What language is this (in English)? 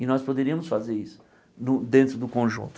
Portuguese